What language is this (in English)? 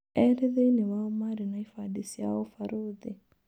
Kikuyu